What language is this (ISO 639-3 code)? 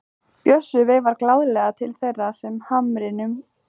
isl